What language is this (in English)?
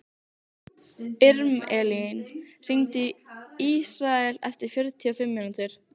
Icelandic